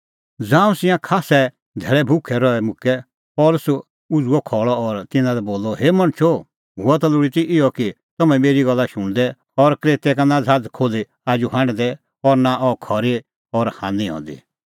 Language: Kullu Pahari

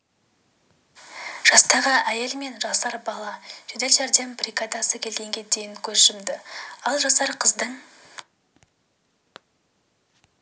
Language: Kazakh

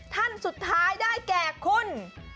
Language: Thai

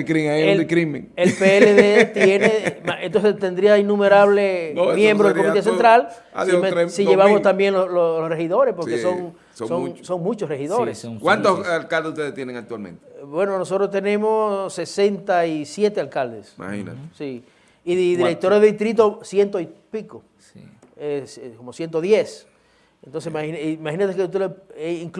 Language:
Spanish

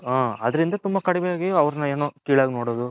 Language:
Kannada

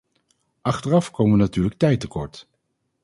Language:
Dutch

